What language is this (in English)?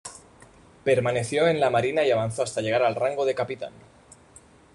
Spanish